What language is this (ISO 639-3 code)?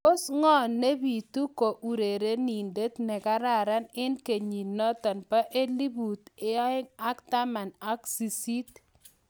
kln